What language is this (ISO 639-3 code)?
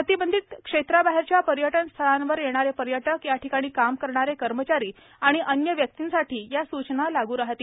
mar